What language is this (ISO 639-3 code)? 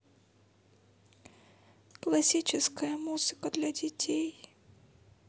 rus